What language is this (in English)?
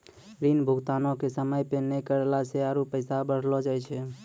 Maithili